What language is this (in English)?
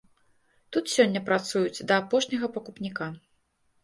Belarusian